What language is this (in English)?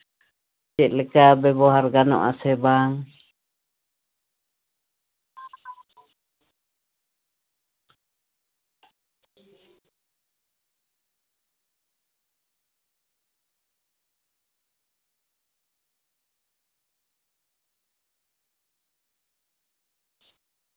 Santali